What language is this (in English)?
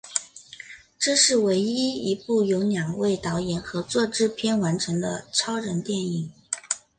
Chinese